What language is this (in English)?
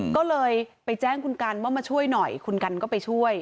Thai